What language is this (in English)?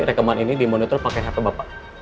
Indonesian